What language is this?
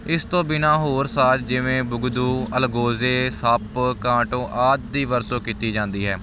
Punjabi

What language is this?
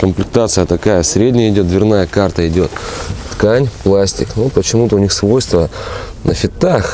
Russian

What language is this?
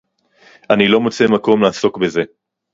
Hebrew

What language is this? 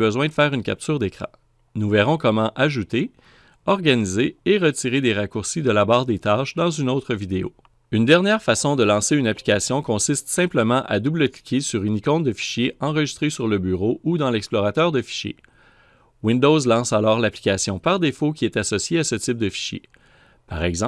French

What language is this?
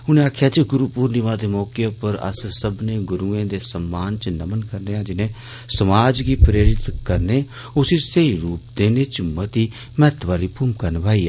Dogri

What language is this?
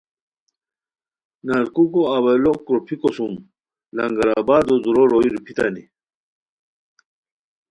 Khowar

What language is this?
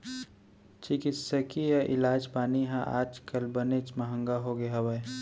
Chhattisgarhi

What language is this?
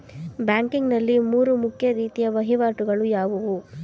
Kannada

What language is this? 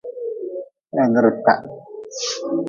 Nawdm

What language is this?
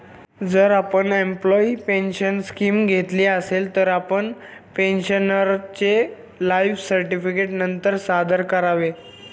Marathi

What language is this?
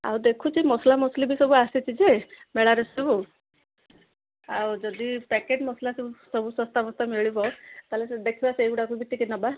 Odia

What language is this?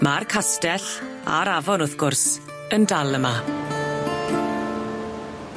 Welsh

